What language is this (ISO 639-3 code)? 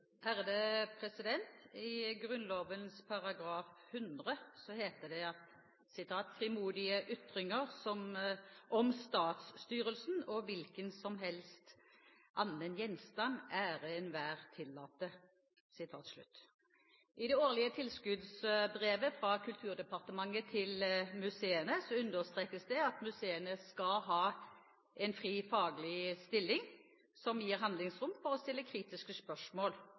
nob